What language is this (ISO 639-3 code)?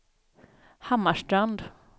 swe